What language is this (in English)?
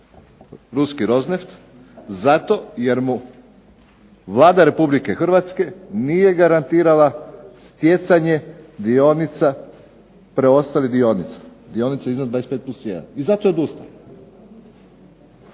Croatian